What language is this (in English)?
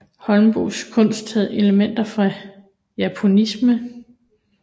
Danish